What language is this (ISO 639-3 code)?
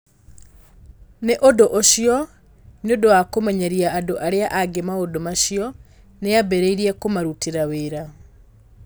kik